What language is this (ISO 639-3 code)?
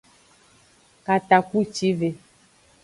ajg